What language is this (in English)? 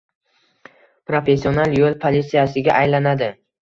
Uzbek